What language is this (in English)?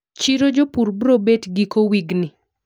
Luo (Kenya and Tanzania)